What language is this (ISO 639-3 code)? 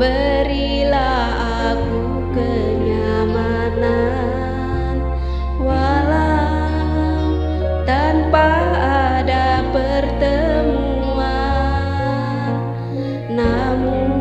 ind